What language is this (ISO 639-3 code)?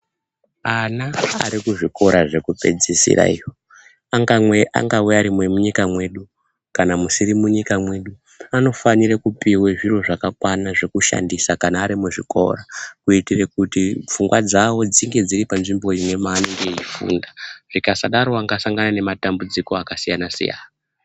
ndc